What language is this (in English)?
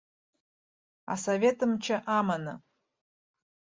Abkhazian